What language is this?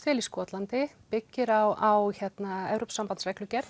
Icelandic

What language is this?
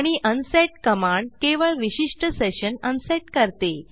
Marathi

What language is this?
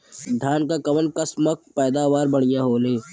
Bhojpuri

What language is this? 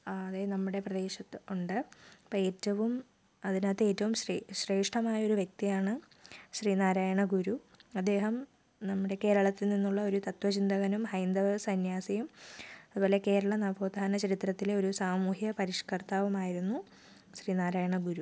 Malayalam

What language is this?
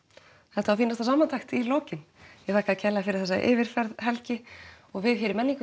Icelandic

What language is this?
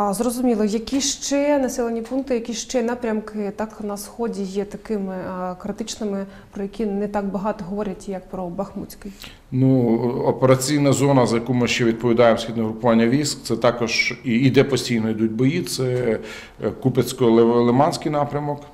Ukrainian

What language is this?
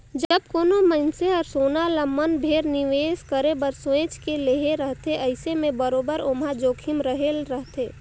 Chhattisgarhi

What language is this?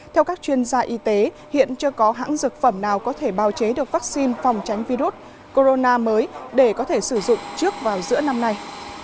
Vietnamese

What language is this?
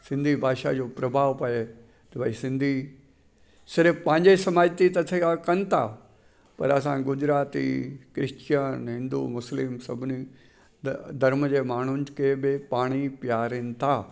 Sindhi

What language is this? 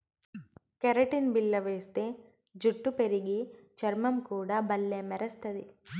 Telugu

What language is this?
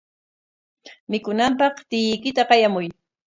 Corongo Ancash Quechua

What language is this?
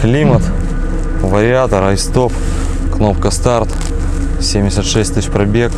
Russian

